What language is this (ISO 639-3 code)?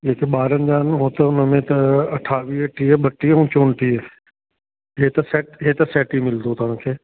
snd